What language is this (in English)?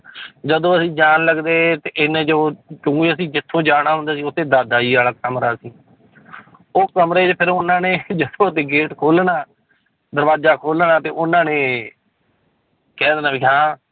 Punjabi